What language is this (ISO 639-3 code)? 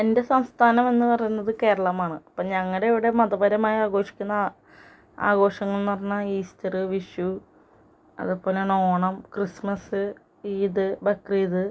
mal